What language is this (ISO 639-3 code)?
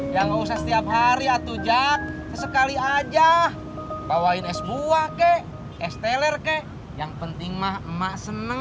ind